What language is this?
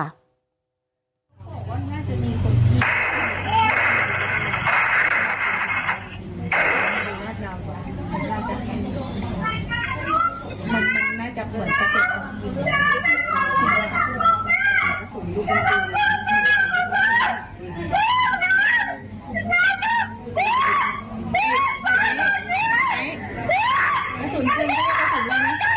Thai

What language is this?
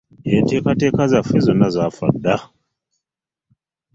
Ganda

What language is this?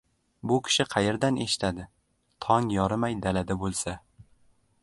Uzbek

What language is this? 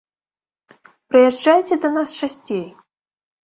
Belarusian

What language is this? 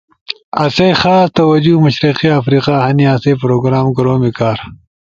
Ushojo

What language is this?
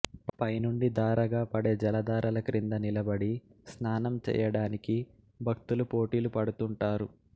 Telugu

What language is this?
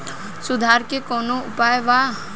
Bhojpuri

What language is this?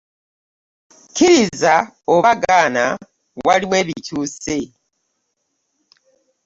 Ganda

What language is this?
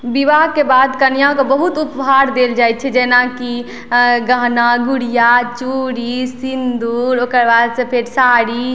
Maithili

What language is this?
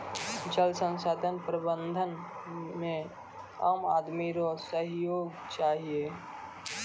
Maithili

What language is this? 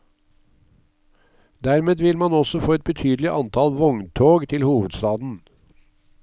Norwegian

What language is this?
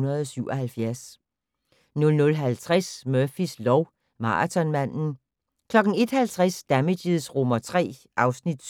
Danish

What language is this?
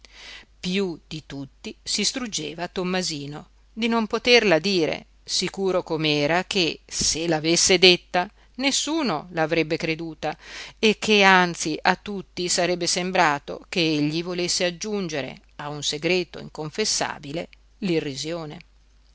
Italian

